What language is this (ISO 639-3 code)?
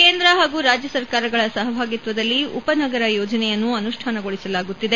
kan